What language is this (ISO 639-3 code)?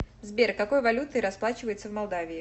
rus